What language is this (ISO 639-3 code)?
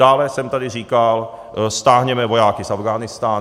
ces